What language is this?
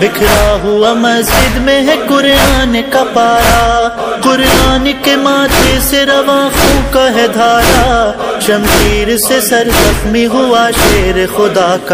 Arabic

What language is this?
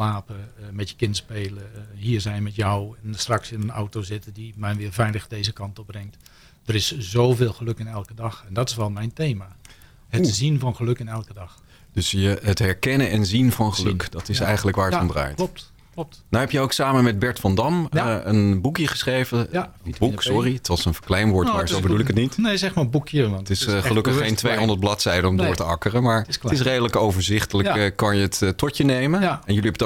Dutch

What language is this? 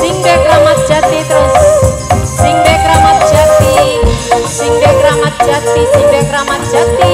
Indonesian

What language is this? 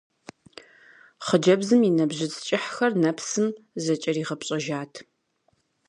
Kabardian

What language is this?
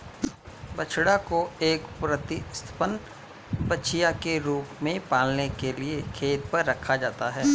Hindi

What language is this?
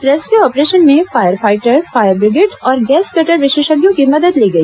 Hindi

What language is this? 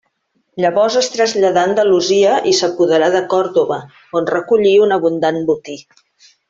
Catalan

